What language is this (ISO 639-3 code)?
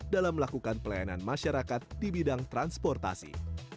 ind